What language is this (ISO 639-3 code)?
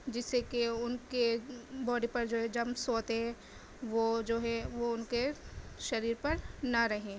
urd